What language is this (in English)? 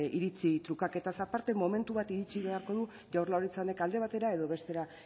Basque